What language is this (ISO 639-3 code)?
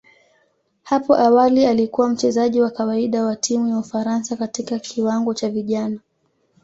swa